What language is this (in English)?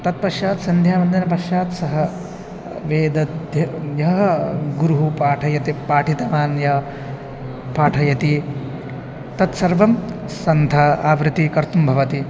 Sanskrit